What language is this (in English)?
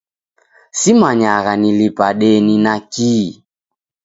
Taita